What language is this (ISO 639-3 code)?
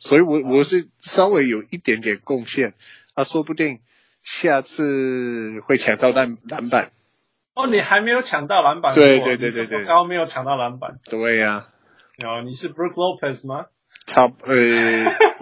zho